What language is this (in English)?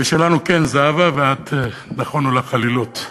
Hebrew